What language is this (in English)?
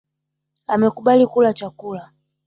Swahili